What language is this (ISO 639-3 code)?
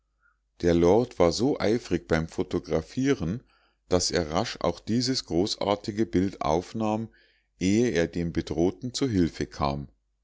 deu